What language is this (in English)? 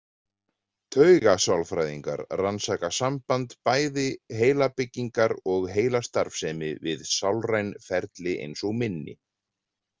Icelandic